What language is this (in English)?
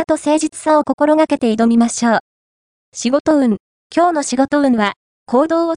Japanese